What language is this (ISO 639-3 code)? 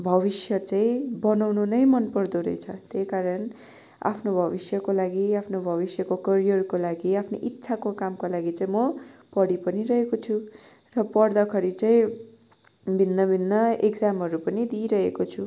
nep